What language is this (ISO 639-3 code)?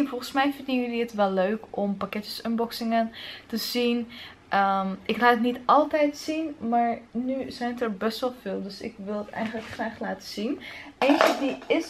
nld